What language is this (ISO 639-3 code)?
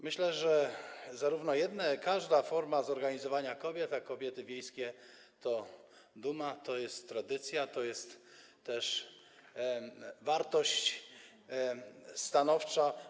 pol